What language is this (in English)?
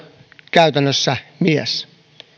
Finnish